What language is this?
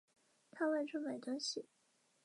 Chinese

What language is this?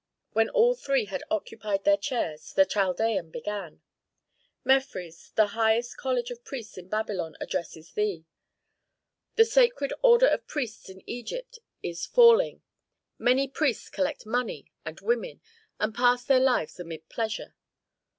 English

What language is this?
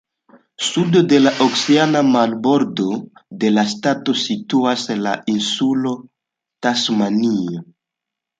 Esperanto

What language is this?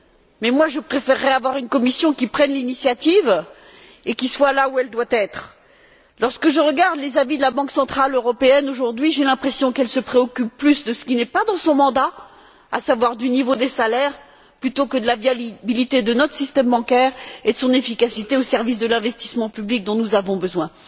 French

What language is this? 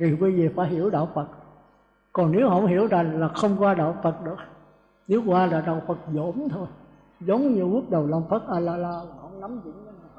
Vietnamese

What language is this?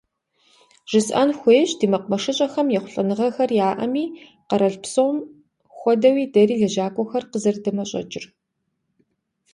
Kabardian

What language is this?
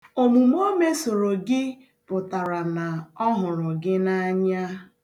Igbo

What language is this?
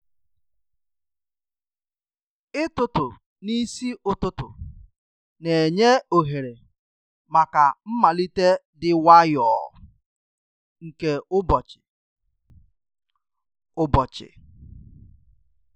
Igbo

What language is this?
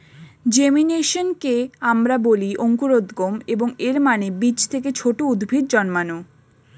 Bangla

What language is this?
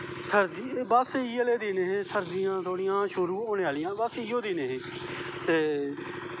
Dogri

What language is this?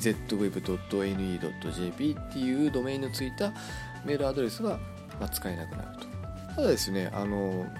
Japanese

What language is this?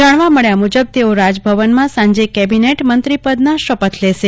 Gujarati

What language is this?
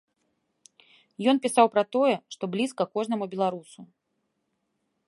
Belarusian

